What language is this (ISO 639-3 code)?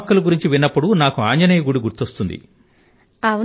tel